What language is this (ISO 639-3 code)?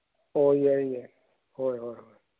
mni